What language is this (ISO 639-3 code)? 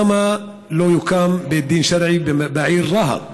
heb